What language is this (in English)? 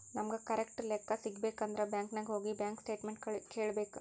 Kannada